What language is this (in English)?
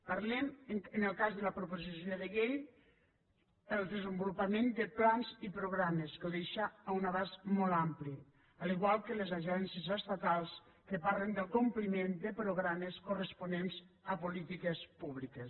Catalan